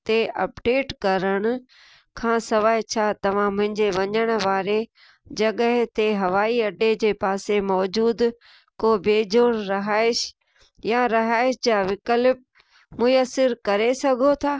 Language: Sindhi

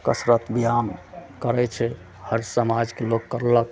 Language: Maithili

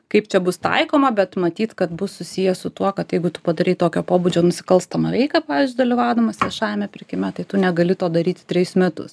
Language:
Lithuanian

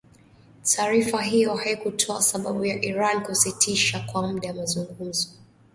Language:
Swahili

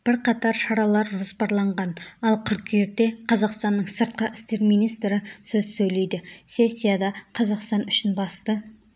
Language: Kazakh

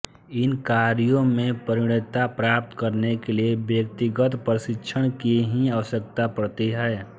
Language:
Hindi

